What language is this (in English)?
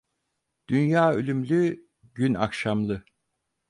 Turkish